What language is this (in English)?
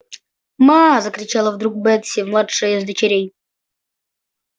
Russian